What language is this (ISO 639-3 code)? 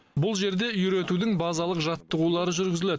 kaz